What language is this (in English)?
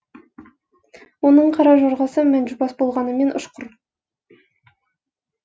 Kazakh